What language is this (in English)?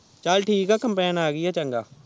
Punjabi